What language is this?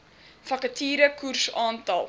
Afrikaans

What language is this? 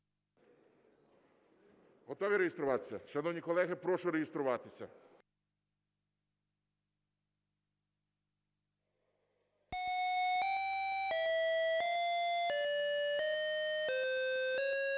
Ukrainian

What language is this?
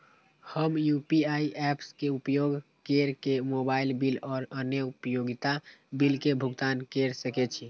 Maithili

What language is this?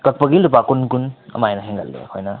Manipuri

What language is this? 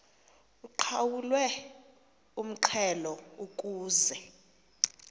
Xhosa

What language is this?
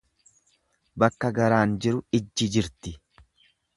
Oromo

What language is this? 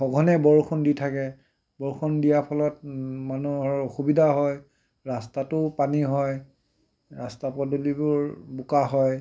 Assamese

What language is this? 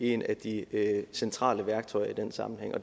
Danish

